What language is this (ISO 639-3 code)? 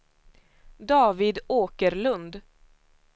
swe